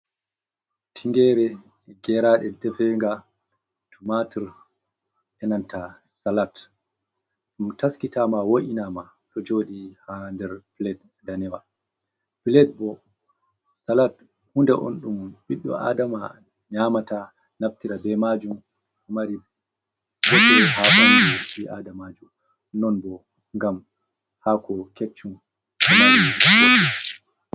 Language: Fula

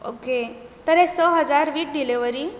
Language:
Konkani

